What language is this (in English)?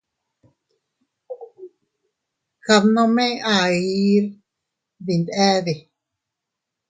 Teutila Cuicatec